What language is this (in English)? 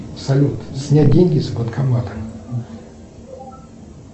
Russian